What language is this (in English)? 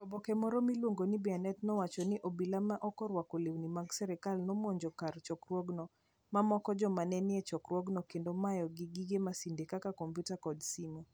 Luo (Kenya and Tanzania)